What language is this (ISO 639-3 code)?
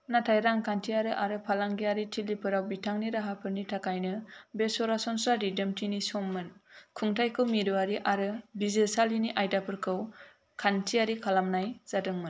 brx